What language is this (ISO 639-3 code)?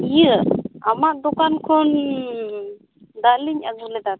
sat